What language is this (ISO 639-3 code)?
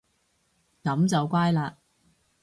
yue